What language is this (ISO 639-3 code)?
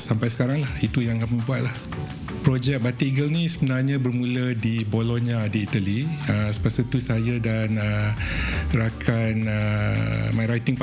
msa